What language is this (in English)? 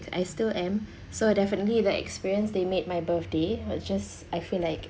English